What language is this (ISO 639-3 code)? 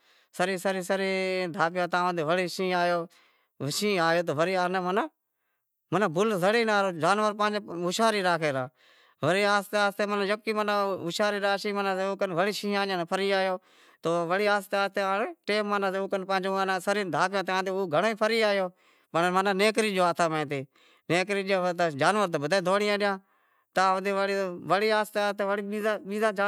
kxp